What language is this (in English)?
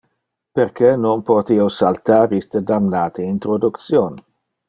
Interlingua